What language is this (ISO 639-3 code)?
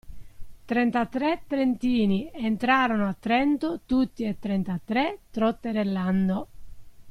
ita